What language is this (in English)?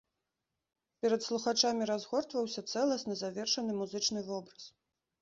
Belarusian